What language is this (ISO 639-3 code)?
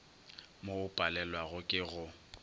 nso